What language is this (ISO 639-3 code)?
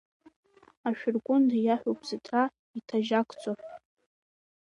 abk